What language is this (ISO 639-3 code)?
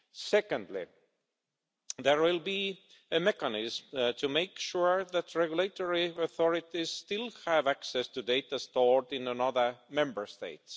eng